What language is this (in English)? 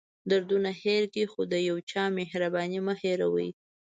Pashto